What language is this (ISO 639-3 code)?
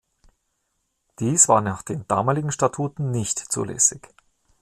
deu